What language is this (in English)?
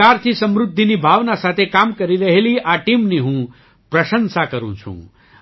Gujarati